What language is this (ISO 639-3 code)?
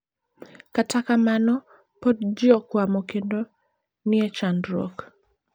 luo